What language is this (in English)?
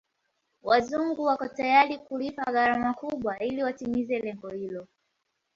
Swahili